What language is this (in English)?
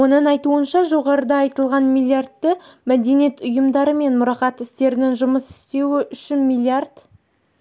Kazakh